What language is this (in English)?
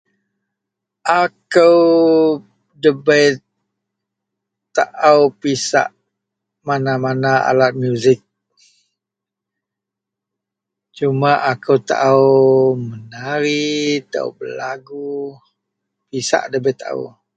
Central Melanau